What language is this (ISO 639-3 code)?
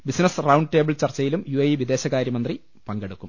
mal